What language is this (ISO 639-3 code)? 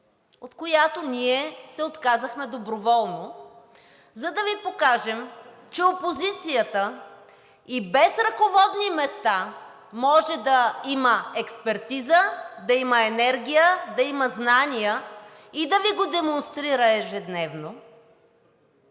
bul